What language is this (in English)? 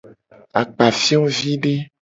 Gen